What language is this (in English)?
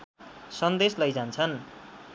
Nepali